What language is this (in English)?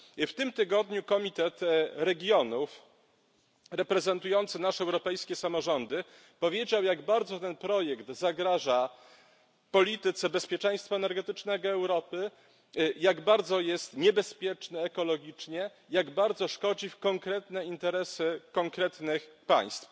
Polish